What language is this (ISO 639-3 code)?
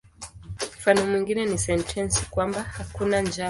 swa